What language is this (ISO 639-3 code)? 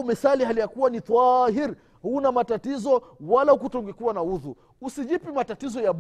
swa